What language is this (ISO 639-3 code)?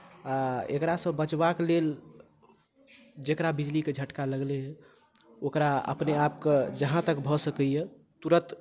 mai